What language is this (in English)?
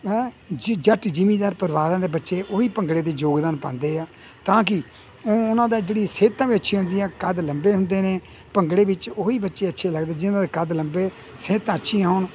Punjabi